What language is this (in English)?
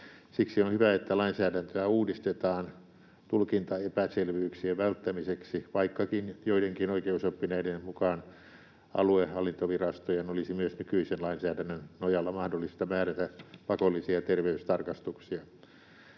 Finnish